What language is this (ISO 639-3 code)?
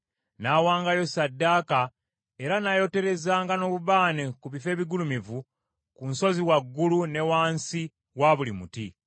lug